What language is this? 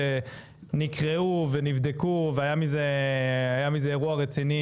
Hebrew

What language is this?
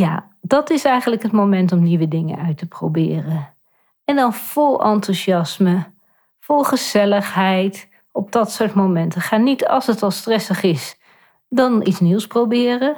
Dutch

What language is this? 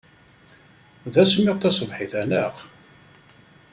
Kabyle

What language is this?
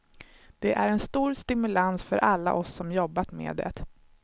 Swedish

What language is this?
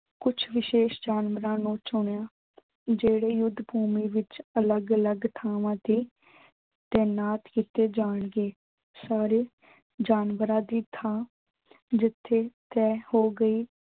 Punjabi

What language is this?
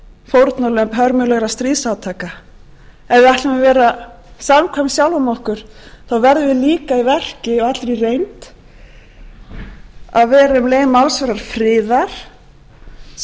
Icelandic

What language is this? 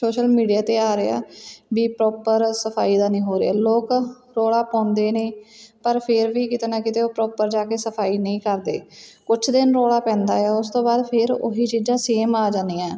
Punjabi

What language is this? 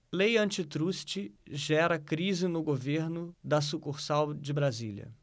Portuguese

